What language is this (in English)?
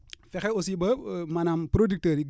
Wolof